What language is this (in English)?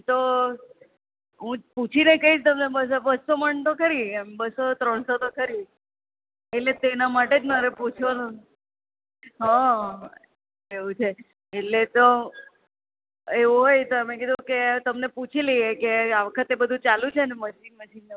Gujarati